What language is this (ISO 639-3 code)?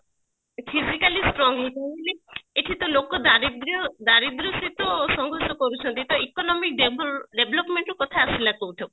ori